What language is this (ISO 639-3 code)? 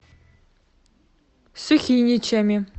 rus